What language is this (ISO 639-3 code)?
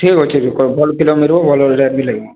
ori